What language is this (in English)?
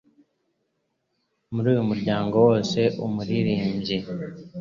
Kinyarwanda